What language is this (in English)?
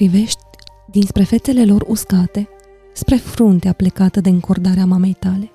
Romanian